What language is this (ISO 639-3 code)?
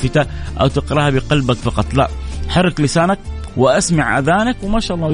ara